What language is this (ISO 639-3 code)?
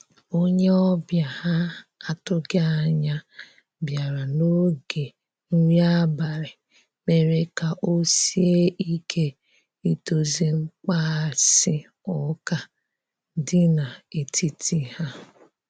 ibo